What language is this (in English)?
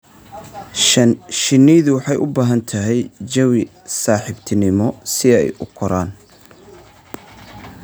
Somali